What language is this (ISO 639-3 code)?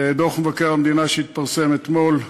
heb